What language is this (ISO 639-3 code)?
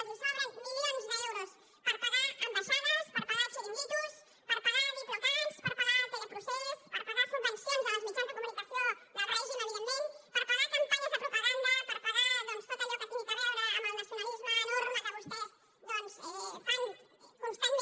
cat